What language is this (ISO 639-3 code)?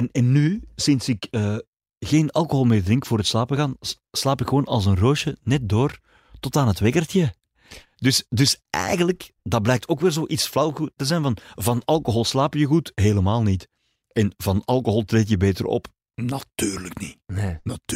nld